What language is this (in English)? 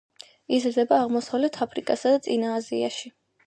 Georgian